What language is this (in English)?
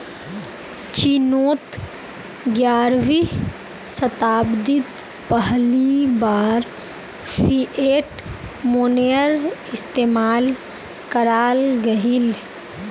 Magahi